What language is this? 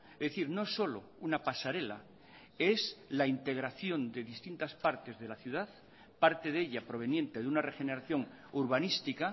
Spanish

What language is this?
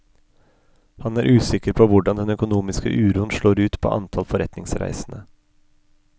Norwegian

